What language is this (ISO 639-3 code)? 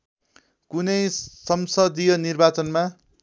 nep